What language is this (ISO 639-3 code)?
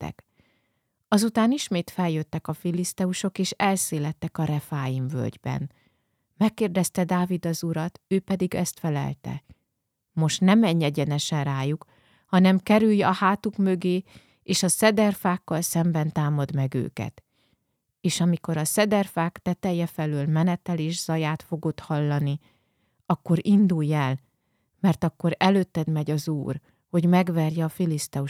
hun